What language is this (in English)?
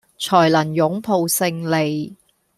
Cantonese